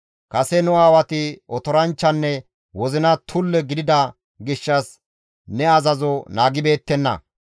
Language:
Gamo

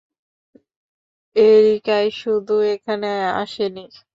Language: Bangla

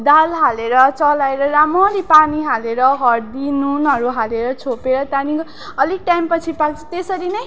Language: Nepali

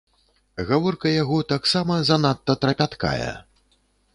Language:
Belarusian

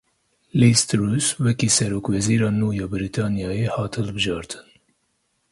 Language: Kurdish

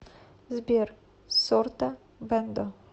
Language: Russian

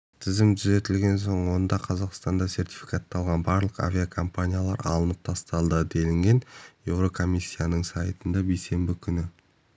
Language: Kazakh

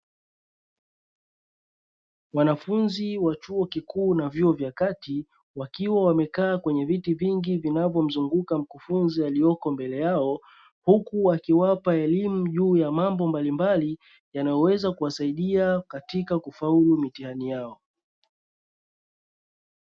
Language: Swahili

